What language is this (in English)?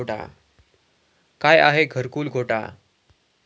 Marathi